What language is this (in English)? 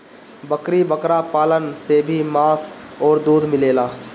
Bhojpuri